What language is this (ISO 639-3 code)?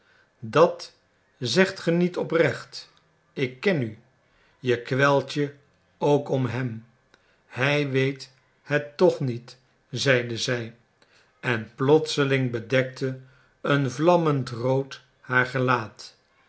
nld